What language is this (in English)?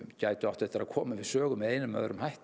Icelandic